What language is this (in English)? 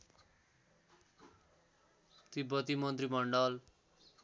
Nepali